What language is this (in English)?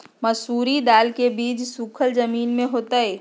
Magahi